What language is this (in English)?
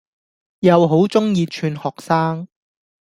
Cantonese